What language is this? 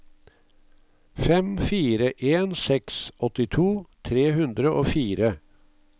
Norwegian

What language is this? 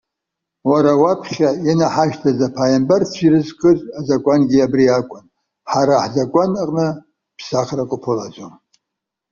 Abkhazian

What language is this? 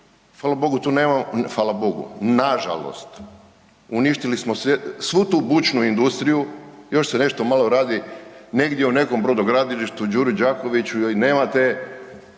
Croatian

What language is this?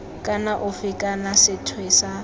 Tswana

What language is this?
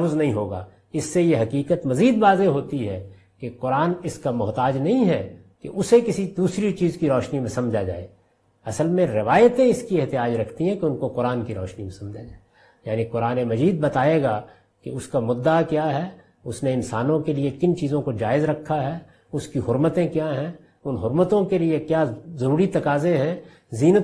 Hindi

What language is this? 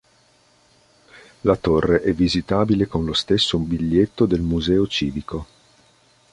Italian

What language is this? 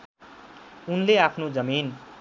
Nepali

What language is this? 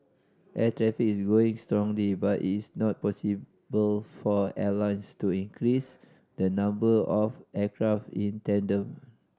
English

